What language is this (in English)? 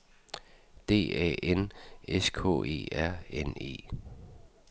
Danish